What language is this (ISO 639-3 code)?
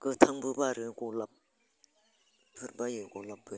brx